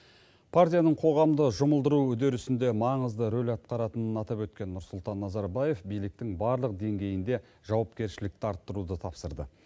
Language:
Kazakh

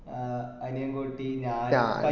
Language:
Malayalam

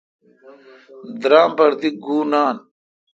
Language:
Kalkoti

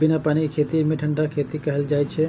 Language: Maithili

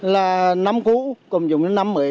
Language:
Vietnamese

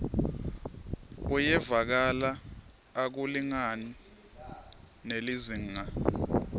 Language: Swati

